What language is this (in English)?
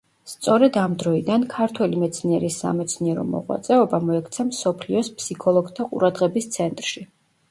Georgian